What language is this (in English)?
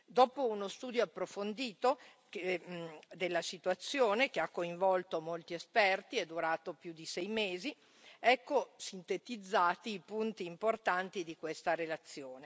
Italian